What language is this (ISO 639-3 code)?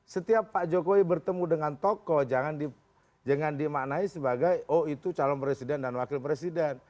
ind